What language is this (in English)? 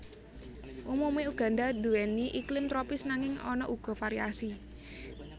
Javanese